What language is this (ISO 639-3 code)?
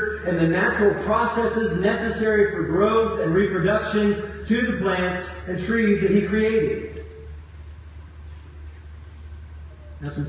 eng